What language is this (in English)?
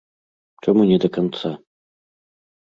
Belarusian